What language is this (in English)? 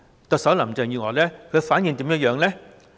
Cantonese